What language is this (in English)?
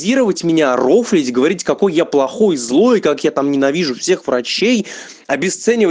Russian